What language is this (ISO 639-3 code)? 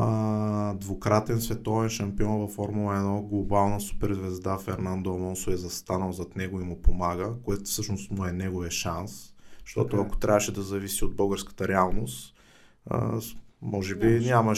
bul